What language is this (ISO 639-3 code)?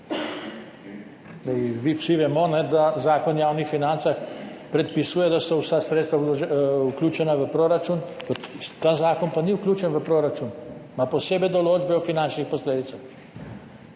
slv